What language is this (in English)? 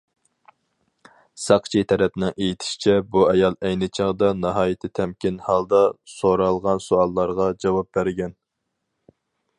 Uyghur